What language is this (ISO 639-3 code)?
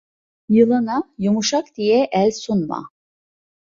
tur